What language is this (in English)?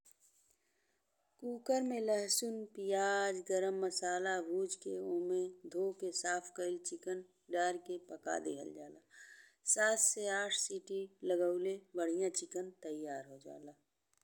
Bhojpuri